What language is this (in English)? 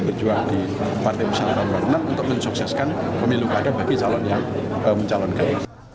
Indonesian